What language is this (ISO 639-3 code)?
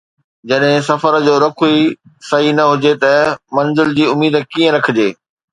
snd